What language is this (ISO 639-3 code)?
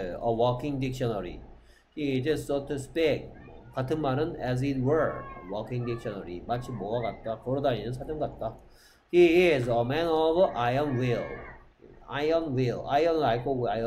kor